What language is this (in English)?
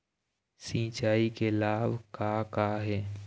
Chhattisgarhi